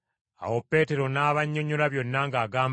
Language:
Ganda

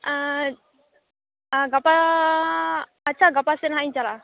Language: Santali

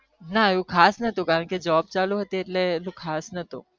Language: Gujarati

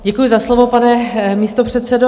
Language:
Czech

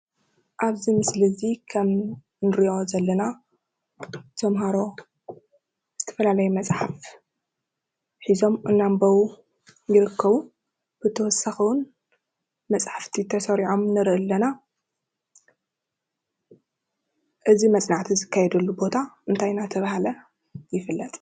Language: Tigrinya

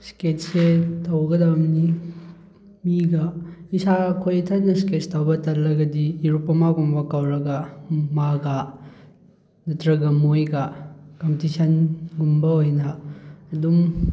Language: Manipuri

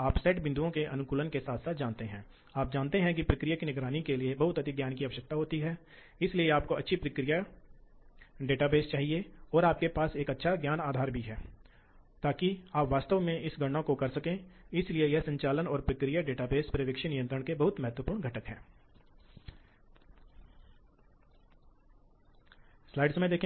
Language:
Hindi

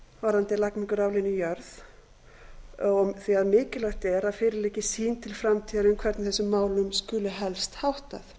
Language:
Icelandic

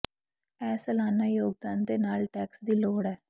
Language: Punjabi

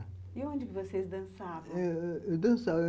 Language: Portuguese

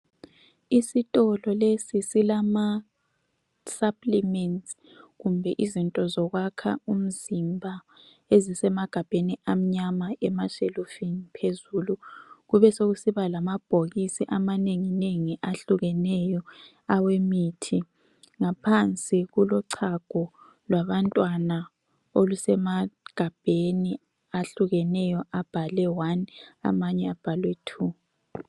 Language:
North Ndebele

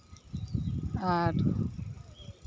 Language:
Santali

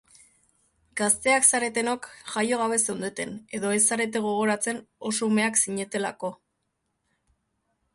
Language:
Basque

